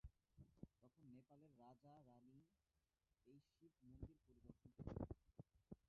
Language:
Bangla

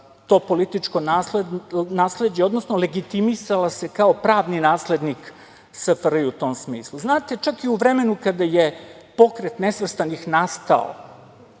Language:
Serbian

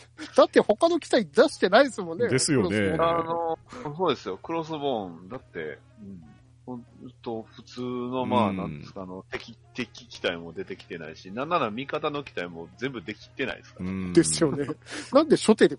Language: Japanese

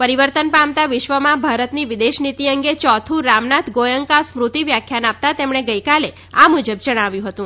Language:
Gujarati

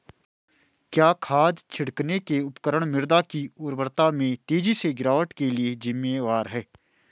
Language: Hindi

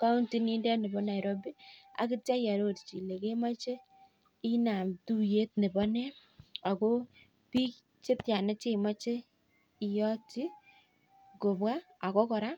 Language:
Kalenjin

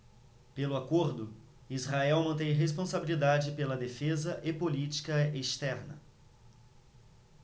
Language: Portuguese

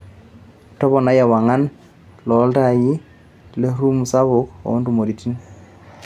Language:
Masai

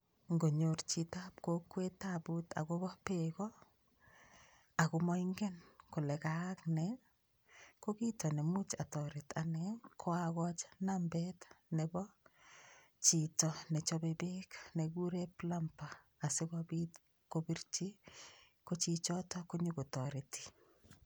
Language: Kalenjin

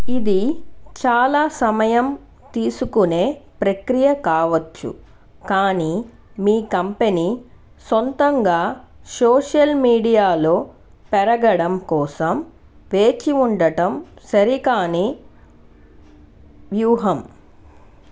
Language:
Telugu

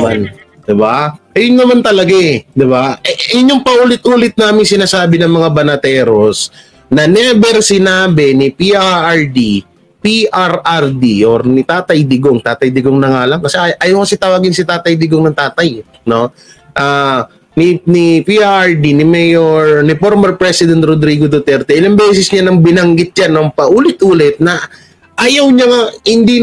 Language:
Filipino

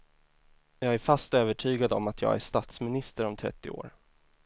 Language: Swedish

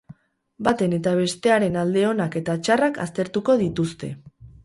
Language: Basque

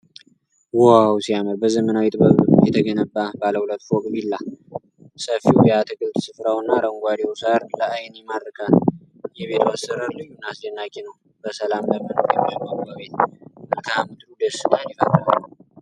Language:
Amharic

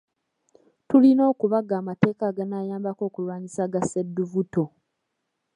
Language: Ganda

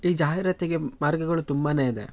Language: Kannada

